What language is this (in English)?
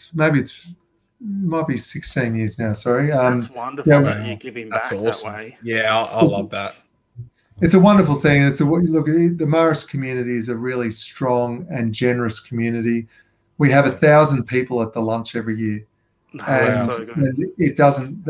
English